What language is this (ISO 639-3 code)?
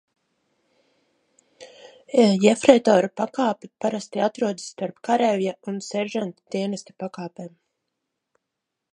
lav